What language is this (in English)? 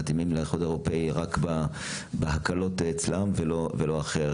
Hebrew